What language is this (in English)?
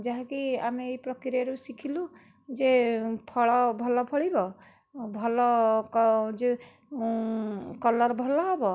Odia